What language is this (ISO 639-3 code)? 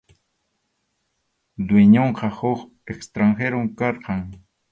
qxu